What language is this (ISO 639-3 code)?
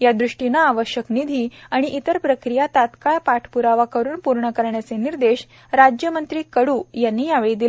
mar